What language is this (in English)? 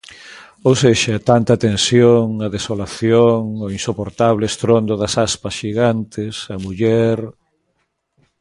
Galician